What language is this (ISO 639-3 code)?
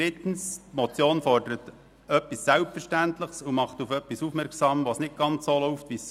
gsw